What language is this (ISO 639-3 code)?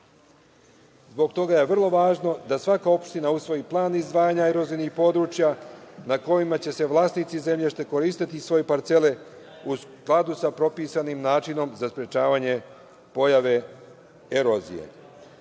srp